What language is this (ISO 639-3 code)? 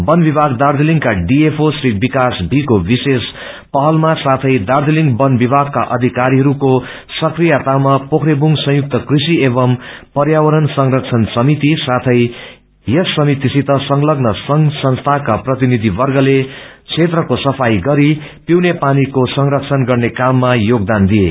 nep